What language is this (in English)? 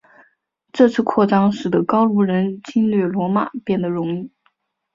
Chinese